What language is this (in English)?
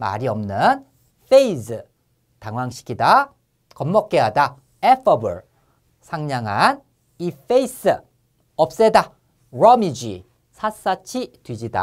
Korean